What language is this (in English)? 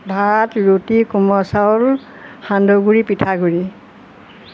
Assamese